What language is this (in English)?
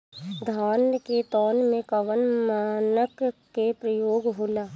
Bhojpuri